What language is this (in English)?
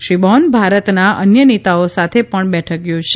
Gujarati